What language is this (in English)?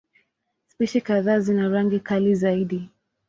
Swahili